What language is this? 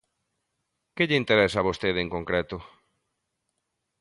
Galician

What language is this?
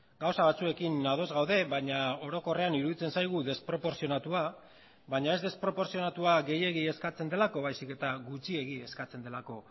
Basque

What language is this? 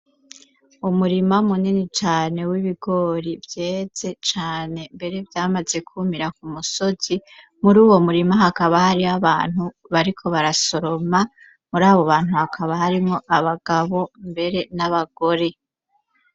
Rundi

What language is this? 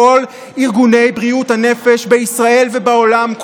Hebrew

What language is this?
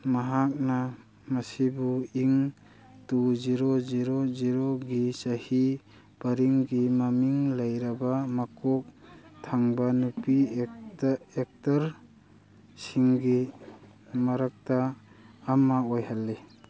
Manipuri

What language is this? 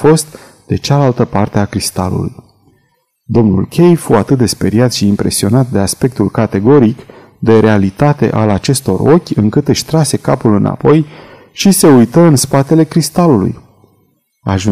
Romanian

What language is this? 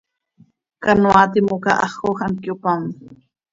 Seri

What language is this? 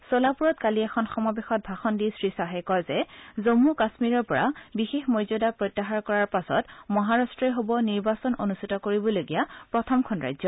Assamese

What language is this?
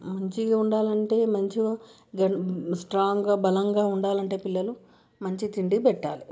Telugu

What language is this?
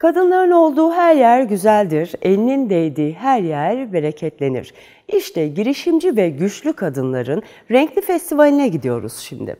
Turkish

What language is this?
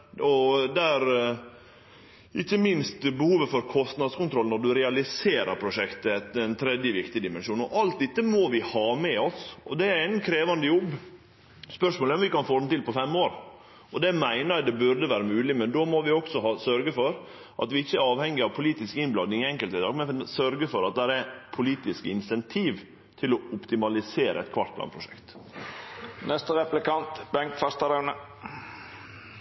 Norwegian Nynorsk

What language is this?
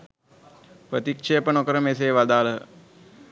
Sinhala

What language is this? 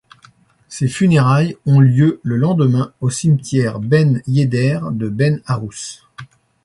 French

